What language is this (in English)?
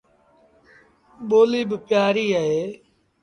Sindhi Bhil